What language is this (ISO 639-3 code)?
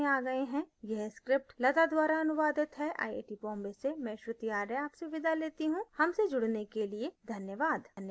hin